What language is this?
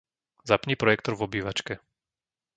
Slovak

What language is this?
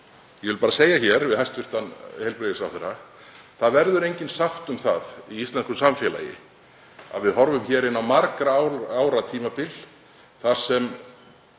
Icelandic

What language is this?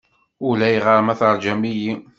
Kabyle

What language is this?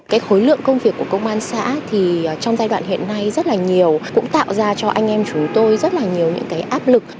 Vietnamese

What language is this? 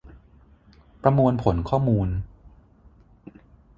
Thai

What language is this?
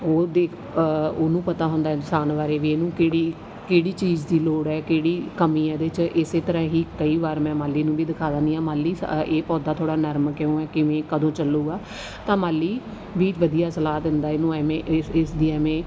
Punjabi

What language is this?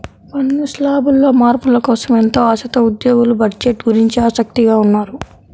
Telugu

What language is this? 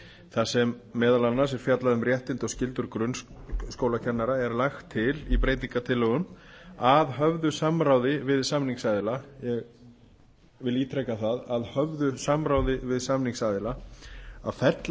Icelandic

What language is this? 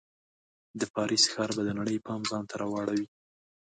Pashto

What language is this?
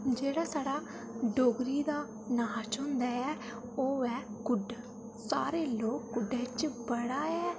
Dogri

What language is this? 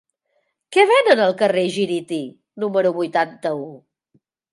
Catalan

